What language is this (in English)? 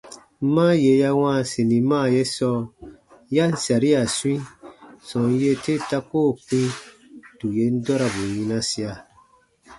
Baatonum